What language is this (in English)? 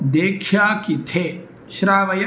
Sanskrit